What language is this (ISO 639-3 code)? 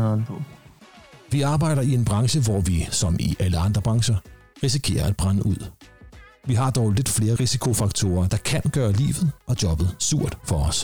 dan